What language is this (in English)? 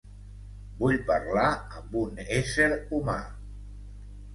Catalan